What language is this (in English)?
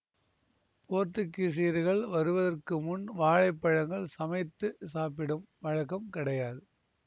Tamil